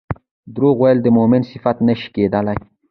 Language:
Pashto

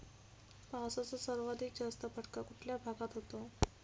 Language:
Marathi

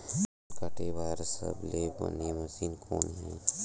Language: Chhattisgarhi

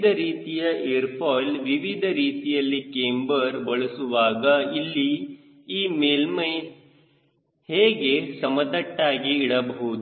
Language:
Kannada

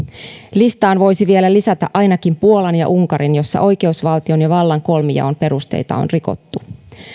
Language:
Finnish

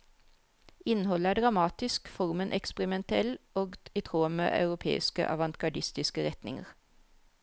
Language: Norwegian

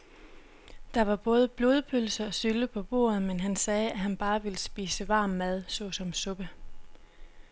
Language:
Danish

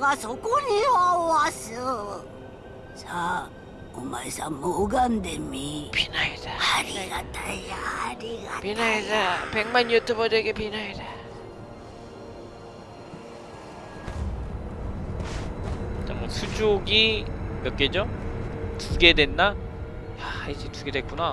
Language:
Korean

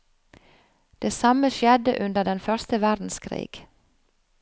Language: Norwegian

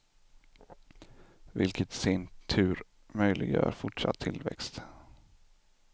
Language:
Swedish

